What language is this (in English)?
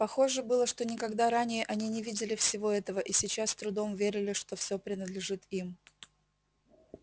Russian